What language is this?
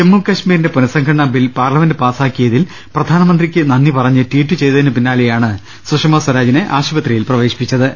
Malayalam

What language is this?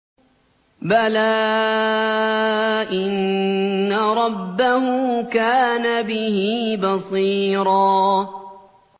Arabic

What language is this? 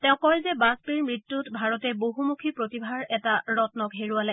Assamese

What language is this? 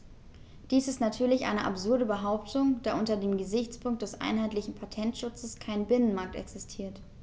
German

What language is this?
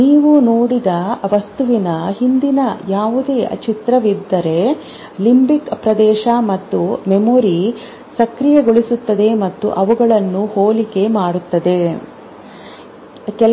Kannada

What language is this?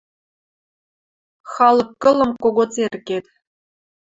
Western Mari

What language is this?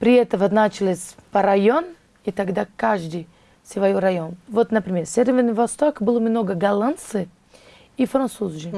Russian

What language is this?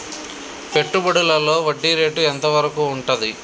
Telugu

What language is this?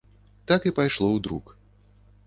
Belarusian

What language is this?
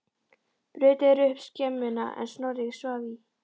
Icelandic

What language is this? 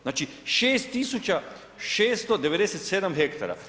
Croatian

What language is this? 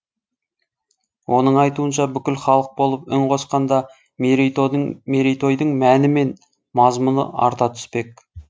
Kazakh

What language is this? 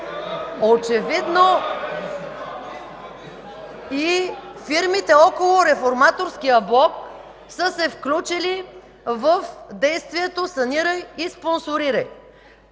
Bulgarian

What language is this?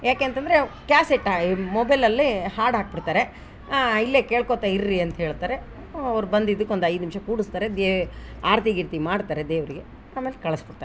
Kannada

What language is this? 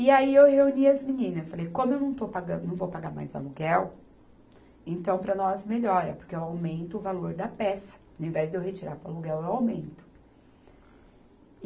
Portuguese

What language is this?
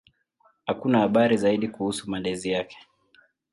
Swahili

